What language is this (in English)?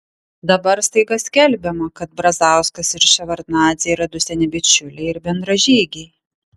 Lithuanian